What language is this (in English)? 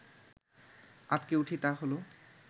Bangla